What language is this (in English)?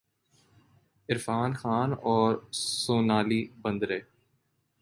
Urdu